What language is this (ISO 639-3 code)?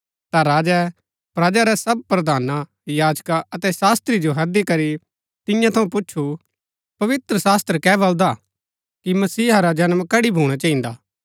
gbk